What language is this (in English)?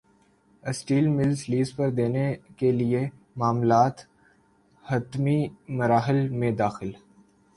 Urdu